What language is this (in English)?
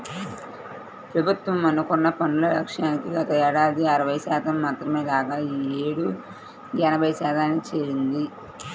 Telugu